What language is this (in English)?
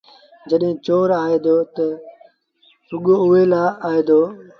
Sindhi Bhil